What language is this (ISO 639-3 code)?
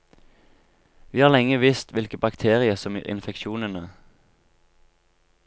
nor